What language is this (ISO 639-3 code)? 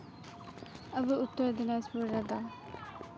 sat